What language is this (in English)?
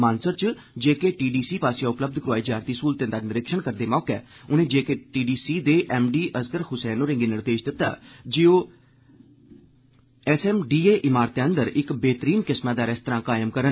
Dogri